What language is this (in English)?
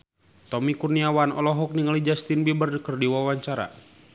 Sundanese